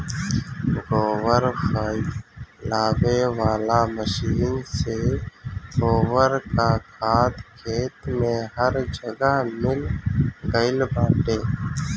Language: Bhojpuri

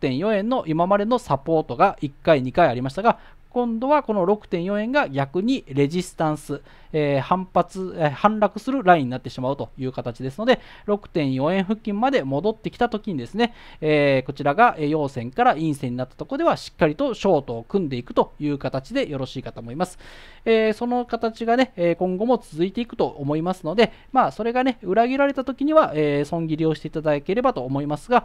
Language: Japanese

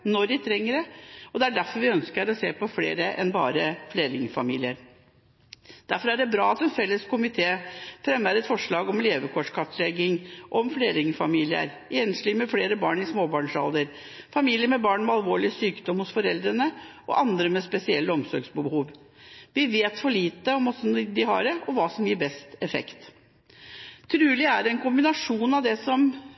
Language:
Norwegian Bokmål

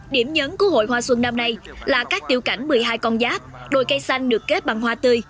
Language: Vietnamese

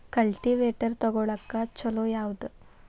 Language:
Kannada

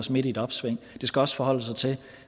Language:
Danish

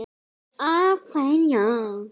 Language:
Icelandic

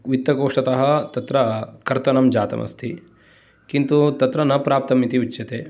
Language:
Sanskrit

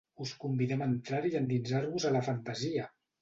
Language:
Catalan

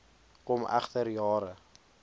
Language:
Afrikaans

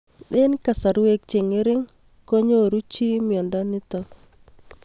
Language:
Kalenjin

